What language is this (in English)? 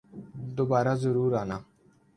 Urdu